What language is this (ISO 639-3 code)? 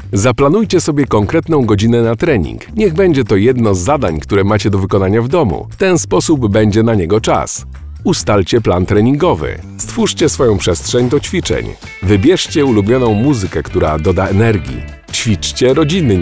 pol